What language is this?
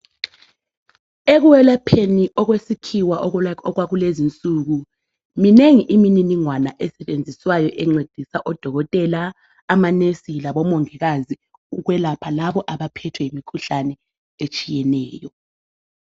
North Ndebele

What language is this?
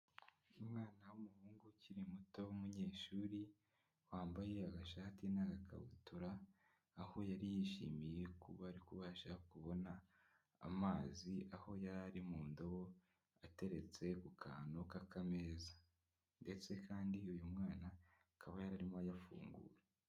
Kinyarwanda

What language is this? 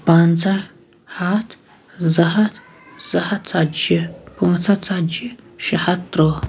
Kashmiri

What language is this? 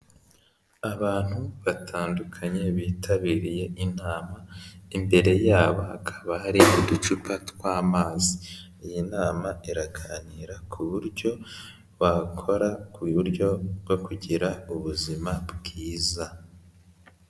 Kinyarwanda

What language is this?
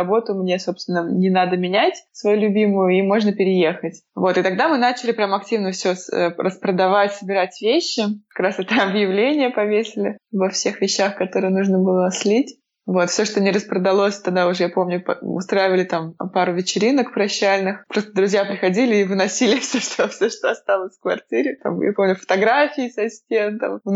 Russian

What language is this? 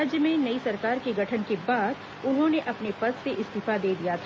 Hindi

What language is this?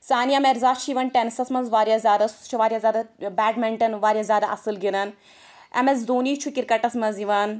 Kashmiri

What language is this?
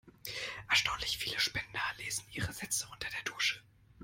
German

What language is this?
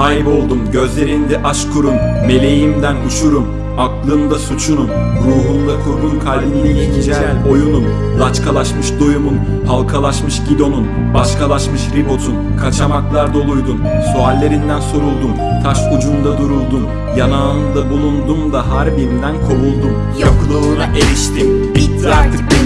Turkish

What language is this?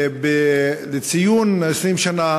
Hebrew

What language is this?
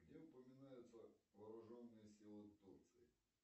Russian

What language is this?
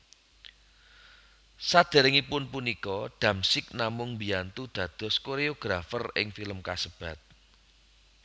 Javanese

